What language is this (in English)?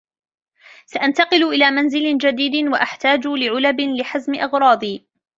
Arabic